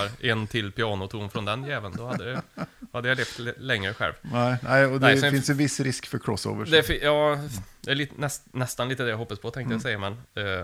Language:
Swedish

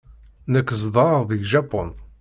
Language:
Kabyle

